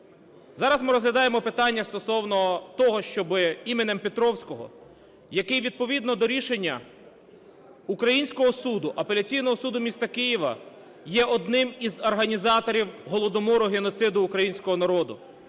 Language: Ukrainian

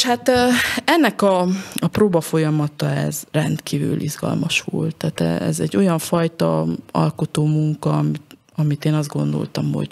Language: Hungarian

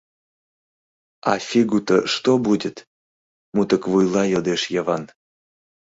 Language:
Mari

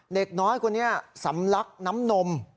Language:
Thai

